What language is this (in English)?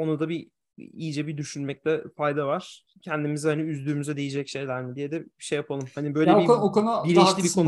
Turkish